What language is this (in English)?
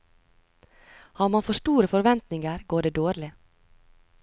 Norwegian